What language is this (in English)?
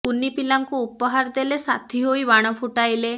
Odia